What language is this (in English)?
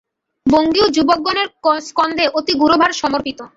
Bangla